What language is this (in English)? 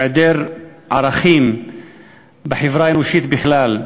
Hebrew